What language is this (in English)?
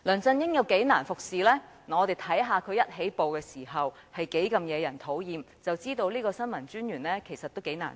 Cantonese